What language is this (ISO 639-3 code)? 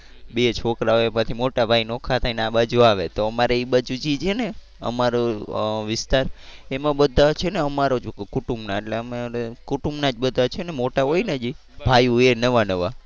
guj